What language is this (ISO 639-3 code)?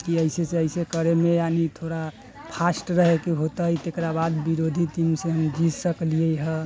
mai